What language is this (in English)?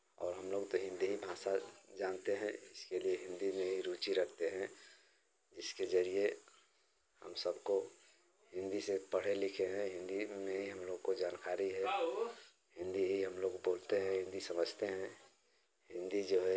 Hindi